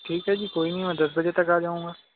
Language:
Urdu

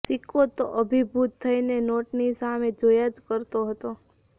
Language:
Gujarati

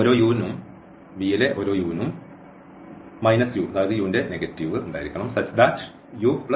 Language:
Malayalam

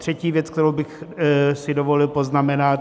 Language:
Czech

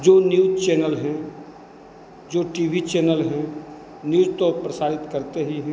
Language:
Hindi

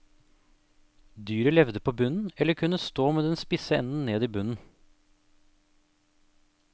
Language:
Norwegian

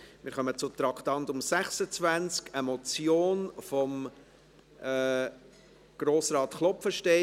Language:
Swiss German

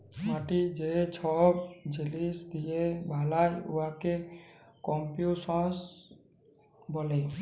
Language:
Bangla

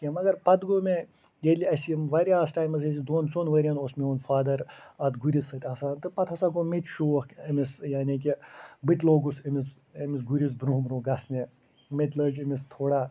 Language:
Kashmiri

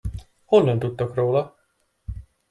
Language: Hungarian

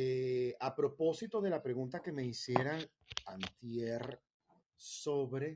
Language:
Spanish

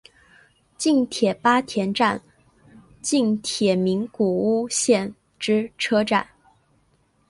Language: Chinese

